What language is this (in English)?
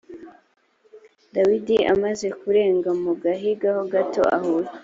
Kinyarwanda